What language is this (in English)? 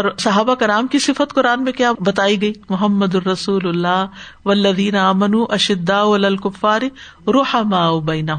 Urdu